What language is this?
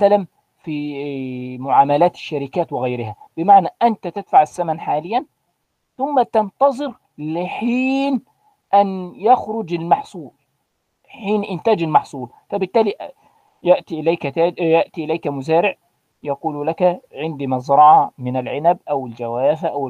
Arabic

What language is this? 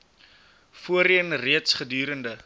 Afrikaans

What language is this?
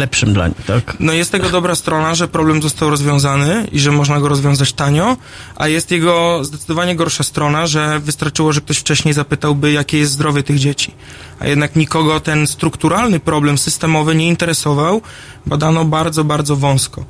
Polish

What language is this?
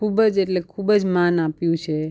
Gujarati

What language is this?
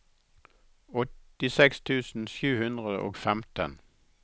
Norwegian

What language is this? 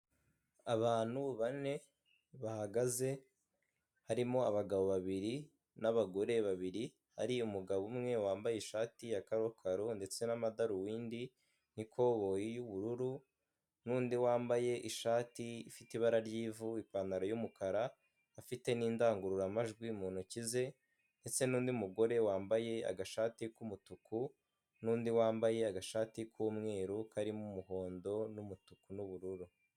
Kinyarwanda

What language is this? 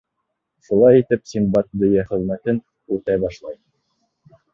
Bashkir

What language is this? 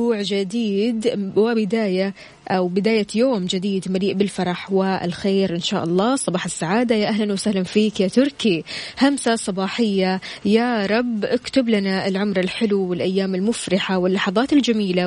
Arabic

